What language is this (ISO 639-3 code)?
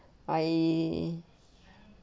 eng